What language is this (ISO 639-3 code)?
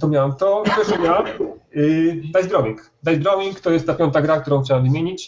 pol